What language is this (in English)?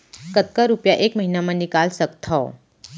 Chhattisgarhi